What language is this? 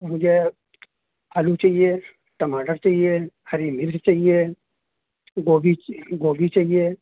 Urdu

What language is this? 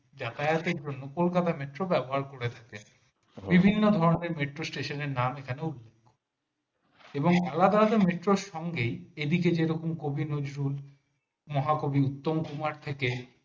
Bangla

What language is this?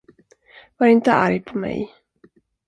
Swedish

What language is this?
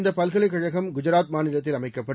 Tamil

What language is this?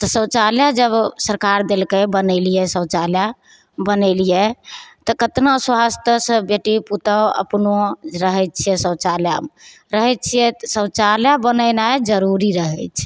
Maithili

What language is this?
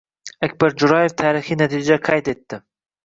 Uzbek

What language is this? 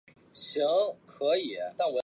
Chinese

